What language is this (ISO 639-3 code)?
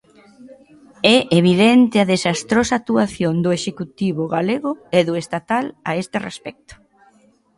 glg